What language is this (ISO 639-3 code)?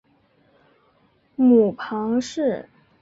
zho